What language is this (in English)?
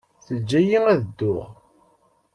Kabyle